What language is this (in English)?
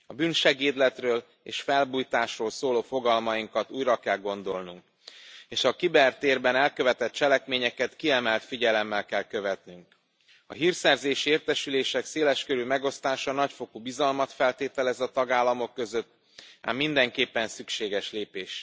Hungarian